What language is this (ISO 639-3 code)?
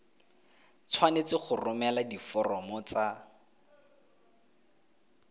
tsn